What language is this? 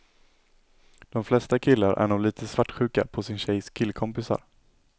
Swedish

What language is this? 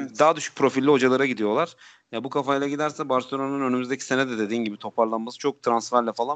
Turkish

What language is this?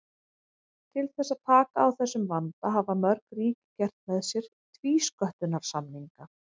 Icelandic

